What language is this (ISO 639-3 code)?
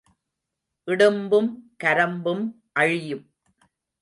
tam